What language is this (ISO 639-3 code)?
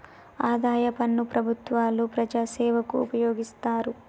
tel